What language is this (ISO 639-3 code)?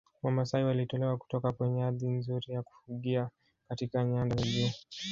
swa